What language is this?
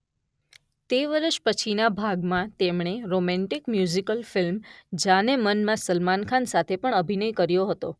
Gujarati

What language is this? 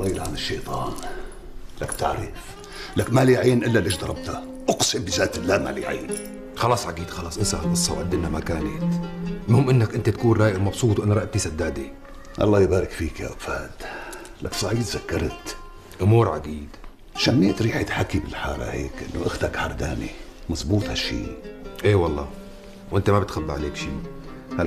Arabic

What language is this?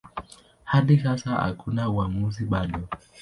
Swahili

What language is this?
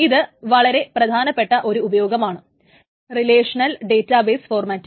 Malayalam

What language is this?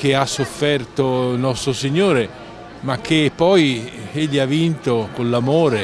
Italian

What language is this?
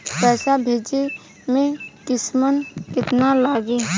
Bhojpuri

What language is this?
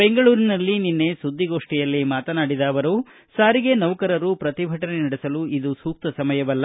Kannada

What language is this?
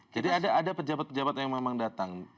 Indonesian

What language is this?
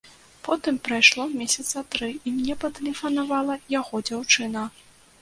Belarusian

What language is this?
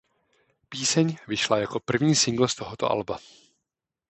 Czech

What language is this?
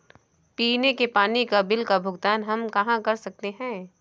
Hindi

